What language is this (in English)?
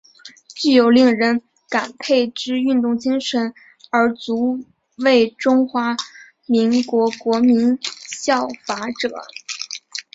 Chinese